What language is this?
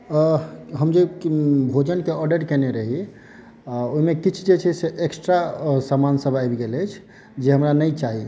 Maithili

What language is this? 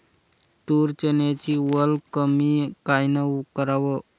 Marathi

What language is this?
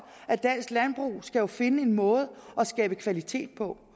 Danish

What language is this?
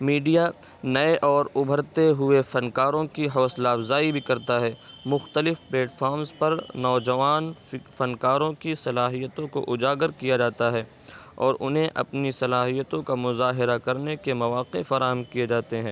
Urdu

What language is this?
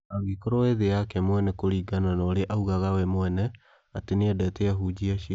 Kikuyu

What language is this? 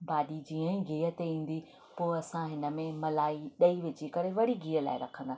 Sindhi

